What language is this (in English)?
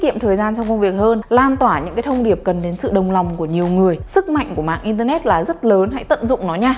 Vietnamese